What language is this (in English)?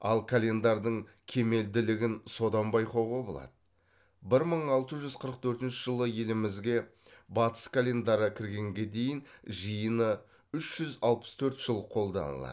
Kazakh